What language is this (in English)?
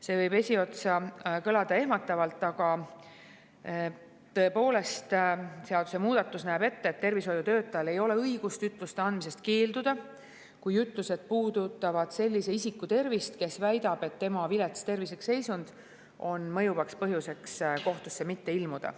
Estonian